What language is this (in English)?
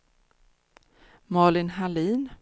Swedish